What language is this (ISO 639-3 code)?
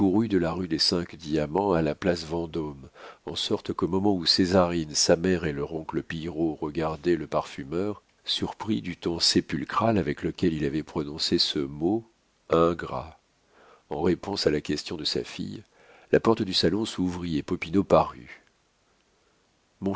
fra